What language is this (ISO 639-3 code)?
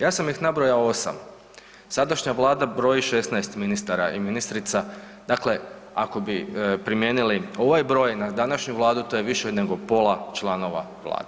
hrv